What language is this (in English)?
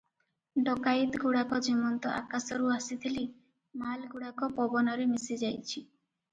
Odia